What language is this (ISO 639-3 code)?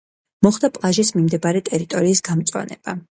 kat